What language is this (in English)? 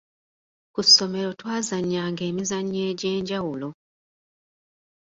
Ganda